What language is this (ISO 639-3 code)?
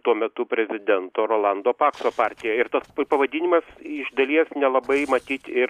lit